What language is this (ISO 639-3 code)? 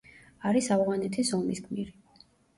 kat